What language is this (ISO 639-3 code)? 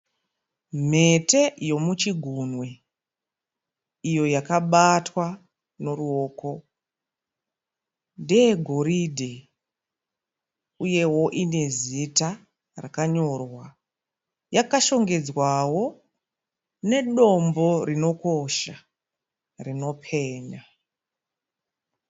sna